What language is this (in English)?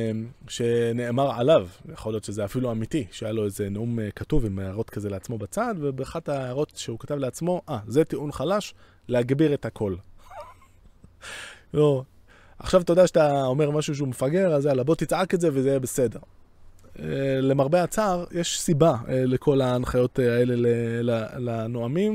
Hebrew